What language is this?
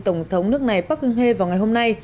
Vietnamese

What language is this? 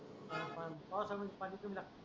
Marathi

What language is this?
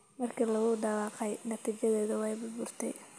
Somali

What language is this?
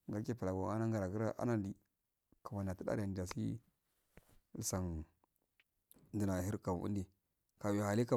Afade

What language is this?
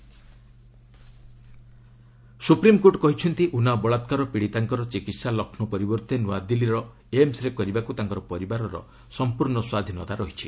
Odia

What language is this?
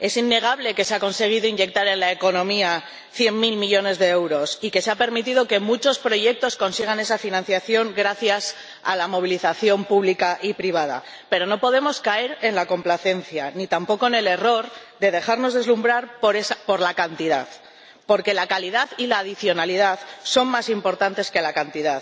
Spanish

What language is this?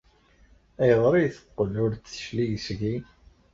Kabyle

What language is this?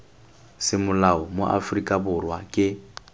Tswana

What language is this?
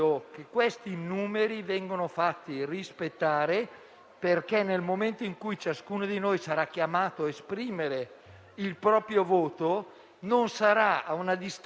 Italian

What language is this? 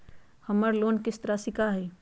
Magahi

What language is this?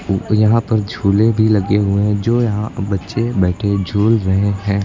Hindi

